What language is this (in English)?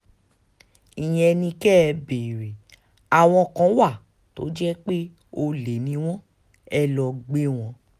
Yoruba